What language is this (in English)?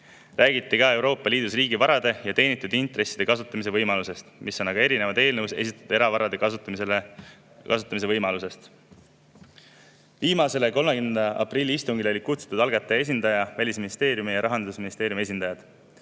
Estonian